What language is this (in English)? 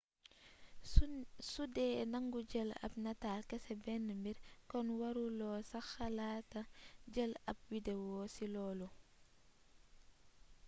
Wolof